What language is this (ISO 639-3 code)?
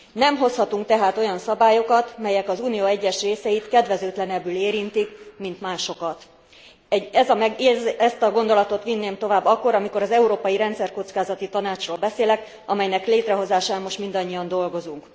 hun